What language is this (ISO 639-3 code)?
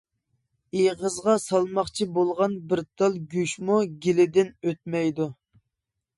uig